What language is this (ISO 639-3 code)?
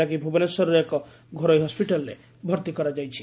ori